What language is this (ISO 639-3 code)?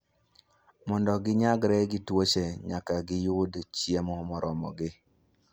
luo